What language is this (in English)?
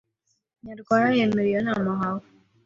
Kinyarwanda